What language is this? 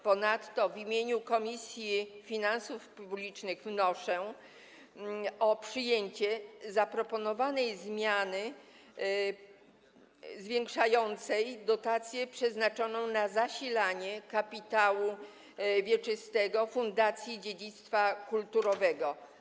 Polish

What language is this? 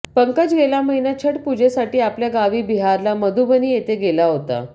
Marathi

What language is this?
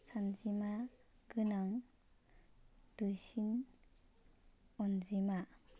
Bodo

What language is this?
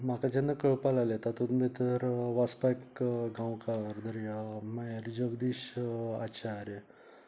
Konkani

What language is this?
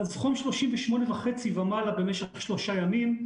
Hebrew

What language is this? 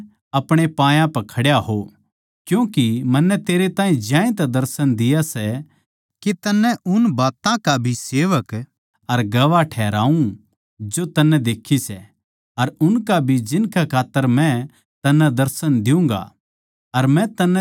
Haryanvi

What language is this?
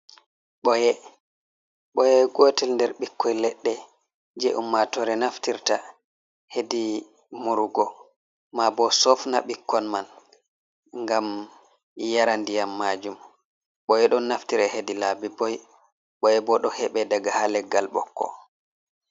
Fula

